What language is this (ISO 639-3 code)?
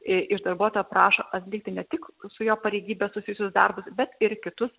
lit